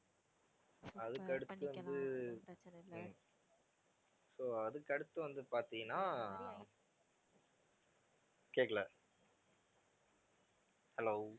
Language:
Tamil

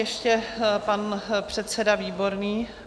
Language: Czech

